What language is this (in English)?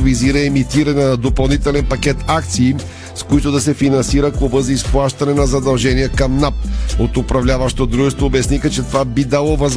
Bulgarian